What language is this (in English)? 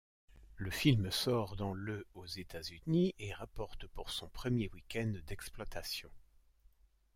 French